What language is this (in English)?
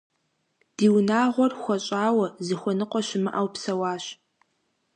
Kabardian